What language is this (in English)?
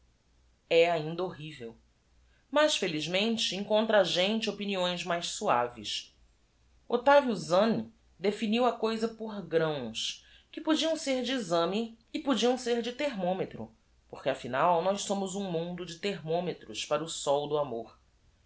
Portuguese